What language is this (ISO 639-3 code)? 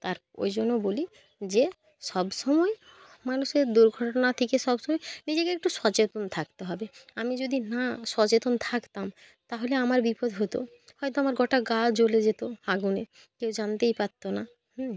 ben